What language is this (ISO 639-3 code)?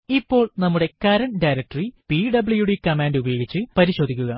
mal